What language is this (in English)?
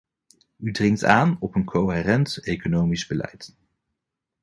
Dutch